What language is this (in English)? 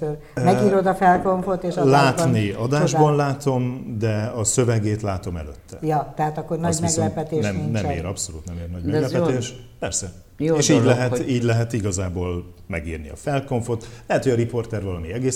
Hungarian